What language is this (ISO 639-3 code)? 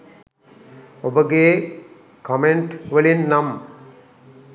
sin